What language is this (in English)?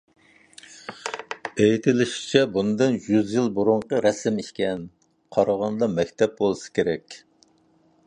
Uyghur